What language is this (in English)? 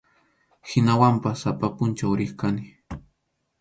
Arequipa-La Unión Quechua